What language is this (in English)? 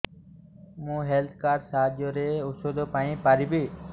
Odia